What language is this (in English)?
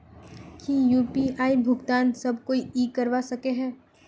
Magahi